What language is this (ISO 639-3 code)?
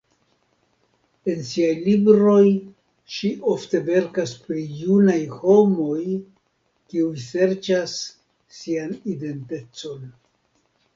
epo